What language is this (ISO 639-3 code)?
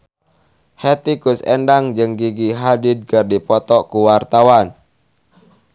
sun